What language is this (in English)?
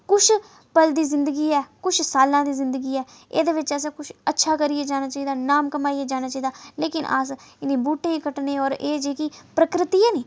Dogri